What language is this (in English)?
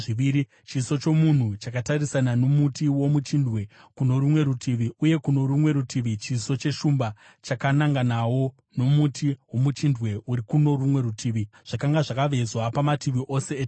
Shona